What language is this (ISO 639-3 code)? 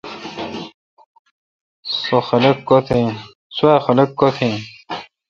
xka